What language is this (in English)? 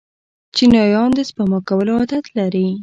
Pashto